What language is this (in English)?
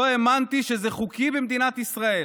Hebrew